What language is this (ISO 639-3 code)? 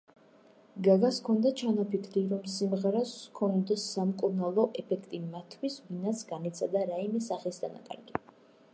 kat